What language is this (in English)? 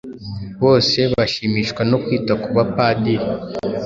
Kinyarwanda